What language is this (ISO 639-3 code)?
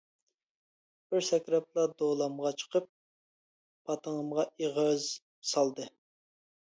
uig